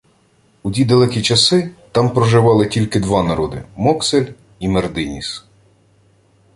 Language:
Ukrainian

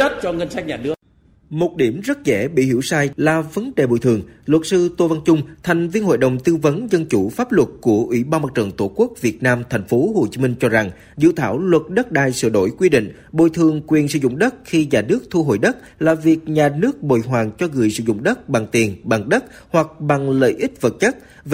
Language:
Vietnamese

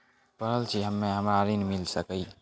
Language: Maithili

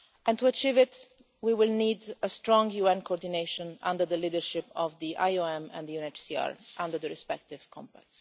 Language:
English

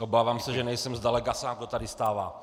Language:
Czech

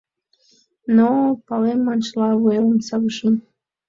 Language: Mari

